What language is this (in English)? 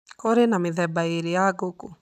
Kikuyu